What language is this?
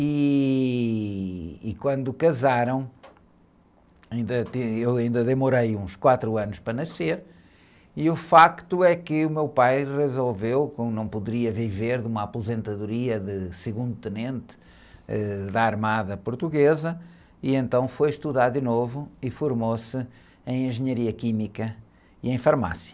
Portuguese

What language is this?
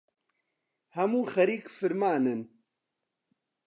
Central Kurdish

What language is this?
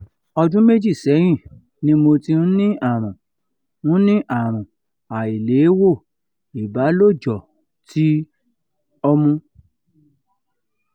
Yoruba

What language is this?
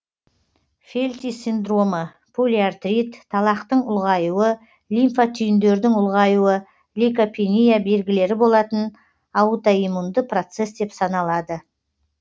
Kazakh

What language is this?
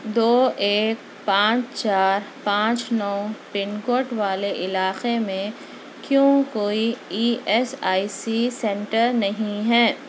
Urdu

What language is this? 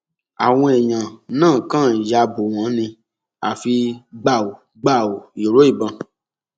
Yoruba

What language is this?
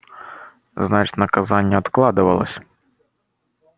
Russian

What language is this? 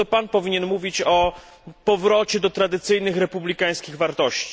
Polish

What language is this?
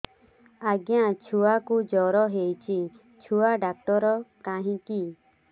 Odia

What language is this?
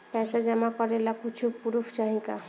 Bhojpuri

